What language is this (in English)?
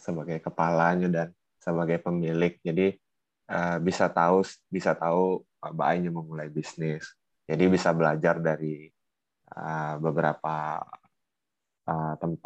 Indonesian